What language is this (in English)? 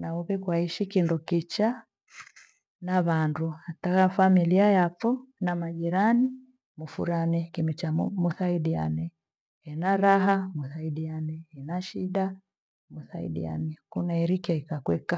Gweno